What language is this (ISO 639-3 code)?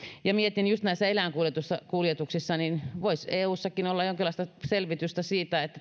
fin